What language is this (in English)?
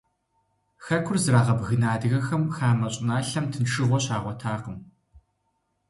Kabardian